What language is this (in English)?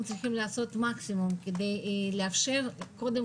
Hebrew